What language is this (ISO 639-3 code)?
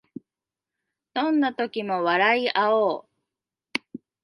jpn